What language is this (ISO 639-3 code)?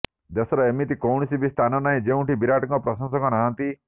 ori